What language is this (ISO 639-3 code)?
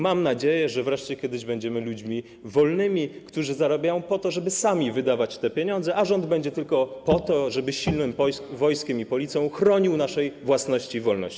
pol